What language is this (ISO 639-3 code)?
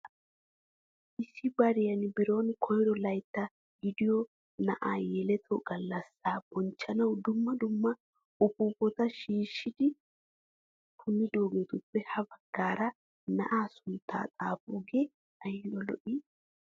wal